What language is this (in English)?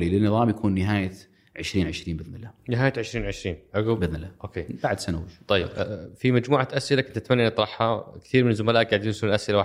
Arabic